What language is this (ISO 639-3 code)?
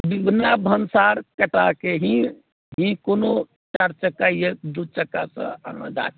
mai